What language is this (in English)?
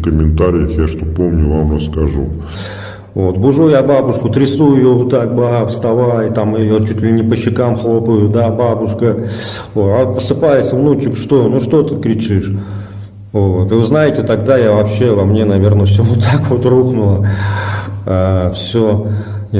Russian